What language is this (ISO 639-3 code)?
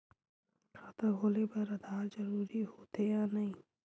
hne